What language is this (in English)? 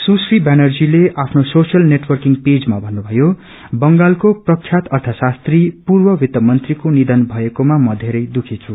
Nepali